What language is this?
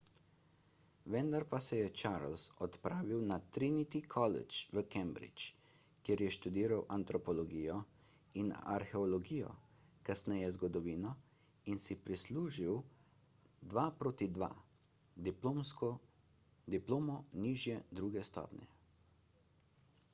Slovenian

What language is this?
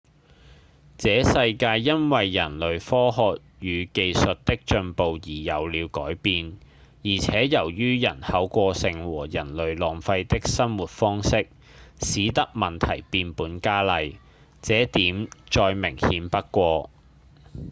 Cantonese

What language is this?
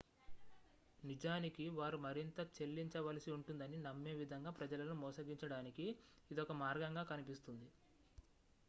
Telugu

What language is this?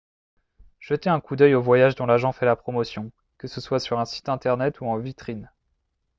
French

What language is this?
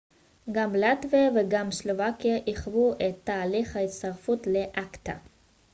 Hebrew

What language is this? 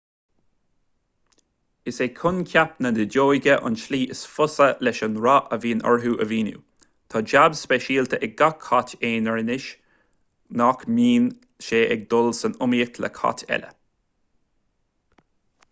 Irish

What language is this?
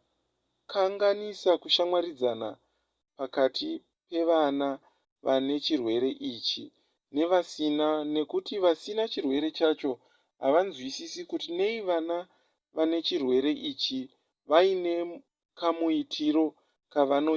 Shona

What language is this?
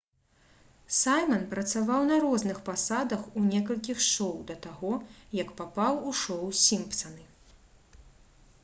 Belarusian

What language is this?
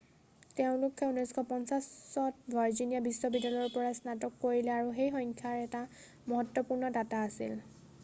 Assamese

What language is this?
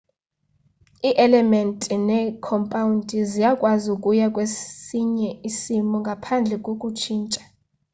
Xhosa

